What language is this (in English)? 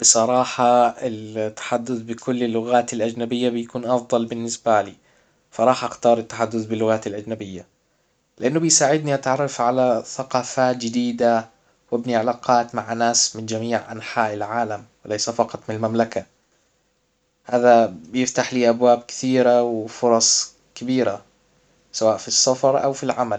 Hijazi Arabic